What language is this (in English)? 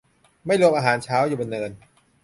Thai